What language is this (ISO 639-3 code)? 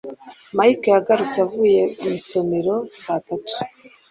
kin